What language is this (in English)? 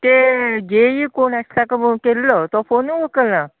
Konkani